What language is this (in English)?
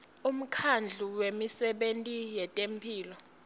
Swati